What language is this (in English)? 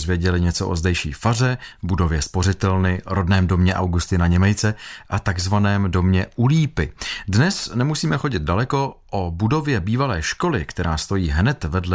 Czech